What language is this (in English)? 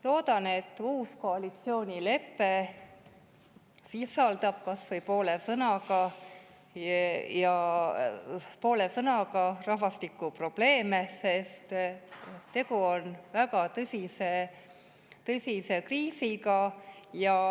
Estonian